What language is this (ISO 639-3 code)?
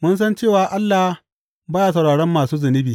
hau